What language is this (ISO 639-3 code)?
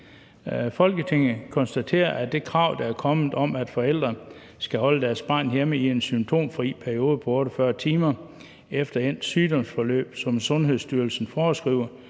dan